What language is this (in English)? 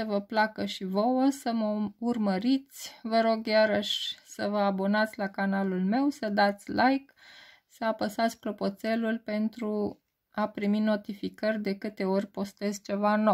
Romanian